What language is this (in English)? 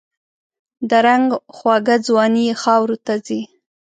Pashto